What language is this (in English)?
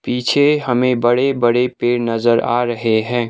Hindi